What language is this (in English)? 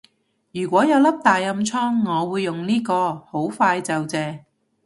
Cantonese